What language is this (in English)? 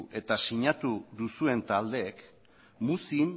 Basque